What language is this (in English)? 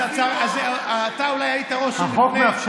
Hebrew